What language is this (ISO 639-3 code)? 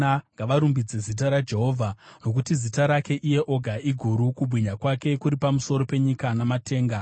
sna